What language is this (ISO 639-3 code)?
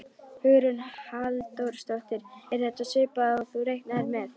isl